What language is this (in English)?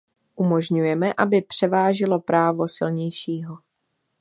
Czech